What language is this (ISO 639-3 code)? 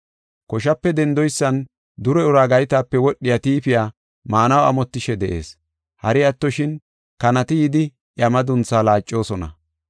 gof